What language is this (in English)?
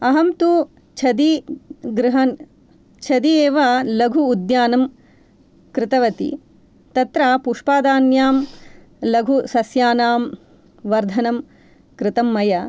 Sanskrit